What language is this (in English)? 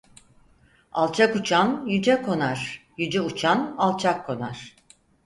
Turkish